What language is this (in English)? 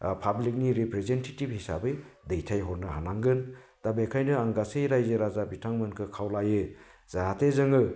Bodo